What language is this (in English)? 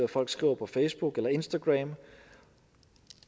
Danish